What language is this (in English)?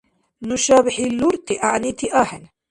Dargwa